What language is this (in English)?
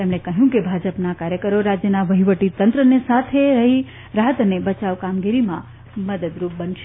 Gujarati